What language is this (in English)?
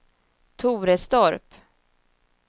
Swedish